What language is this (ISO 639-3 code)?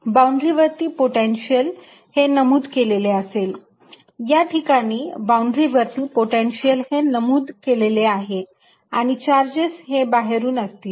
mar